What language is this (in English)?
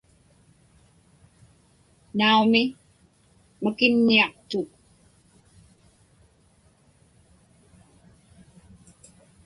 Inupiaq